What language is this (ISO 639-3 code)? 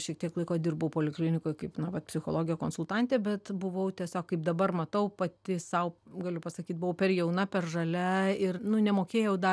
lit